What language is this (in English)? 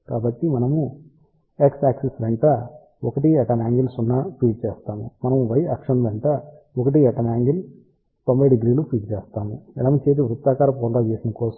Telugu